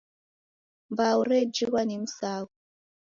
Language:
Taita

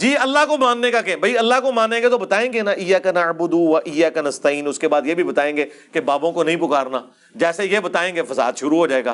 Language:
Urdu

